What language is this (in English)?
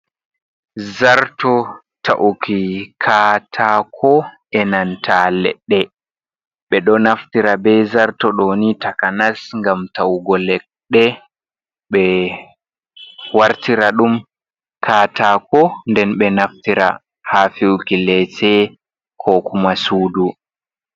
Fula